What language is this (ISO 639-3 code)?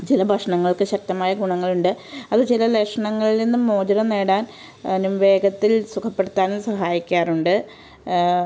mal